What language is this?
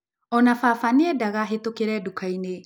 Kikuyu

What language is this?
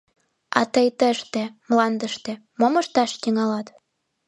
Mari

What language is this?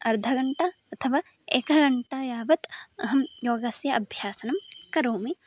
Sanskrit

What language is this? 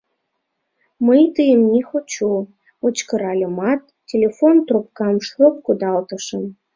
Mari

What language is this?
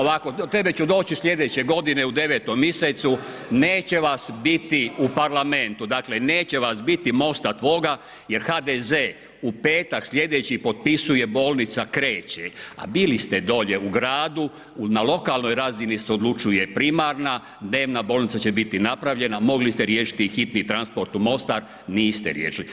Croatian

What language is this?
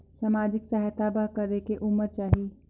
Chhattisgarhi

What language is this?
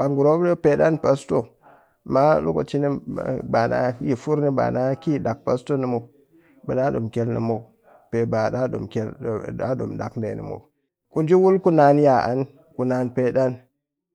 Cakfem-Mushere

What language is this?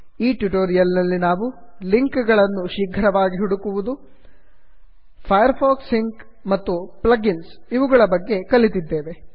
Kannada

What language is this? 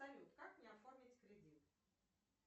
Russian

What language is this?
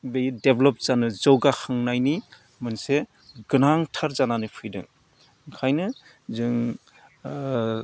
Bodo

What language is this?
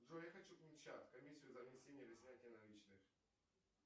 Russian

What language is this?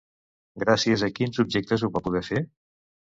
Catalan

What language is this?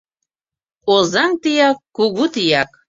Mari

